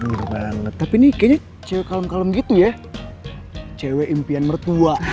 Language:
Indonesian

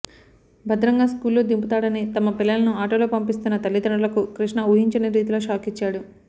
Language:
Telugu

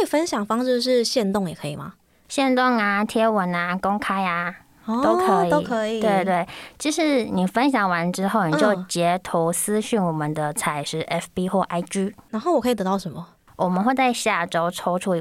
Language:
Chinese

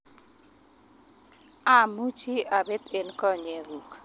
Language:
Kalenjin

